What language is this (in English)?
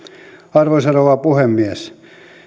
Finnish